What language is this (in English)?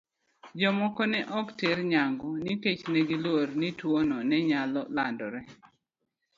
Luo (Kenya and Tanzania)